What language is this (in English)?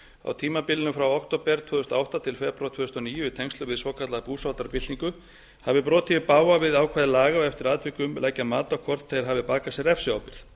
Icelandic